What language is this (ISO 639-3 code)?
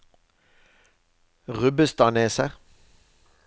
nor